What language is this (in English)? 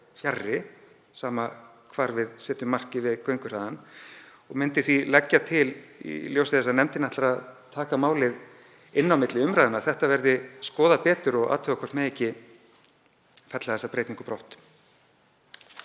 Icelandic